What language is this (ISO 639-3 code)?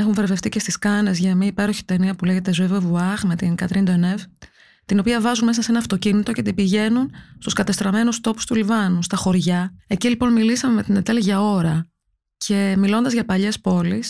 ell